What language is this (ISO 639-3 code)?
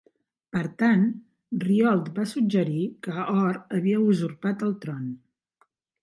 cat